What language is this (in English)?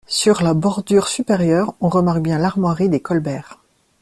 French